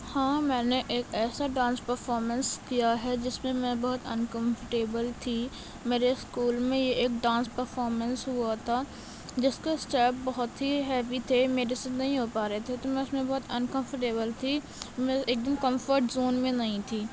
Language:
Urdu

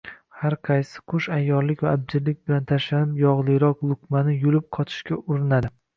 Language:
Uzbek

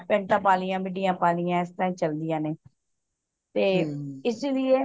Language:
Punjabi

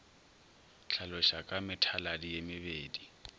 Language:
Northern Sotho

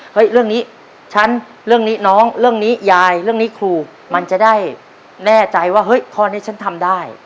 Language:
Thai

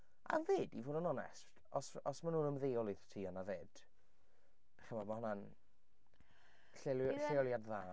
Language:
Welsh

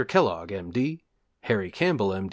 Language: English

